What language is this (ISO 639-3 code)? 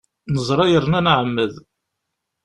kab